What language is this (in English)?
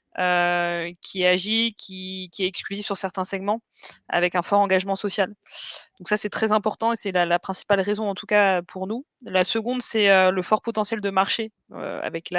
French